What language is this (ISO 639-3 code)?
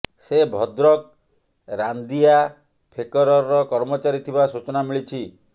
ori